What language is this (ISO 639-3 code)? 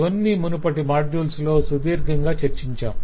tel